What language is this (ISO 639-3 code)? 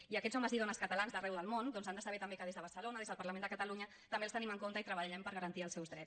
cat